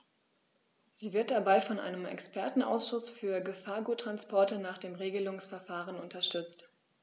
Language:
German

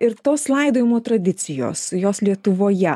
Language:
Lithuanian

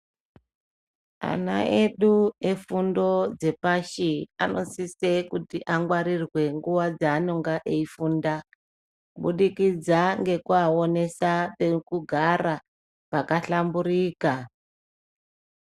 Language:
Ndau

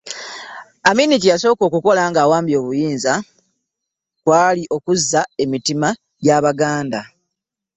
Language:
Ganda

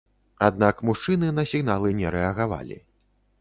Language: Belarusian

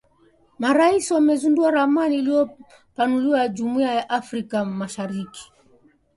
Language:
Swahili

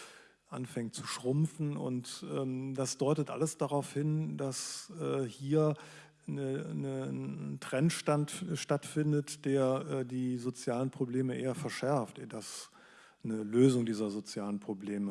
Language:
German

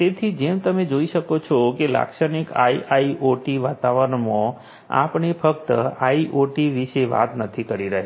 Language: Gujarati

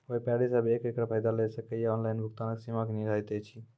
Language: Maithili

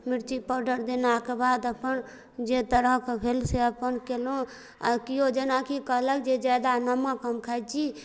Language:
Maithili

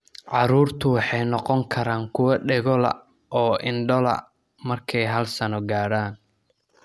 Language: Somali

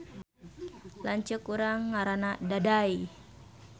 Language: Sundanese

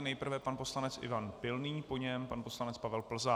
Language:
Czech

